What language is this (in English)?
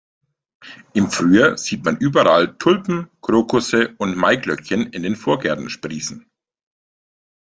German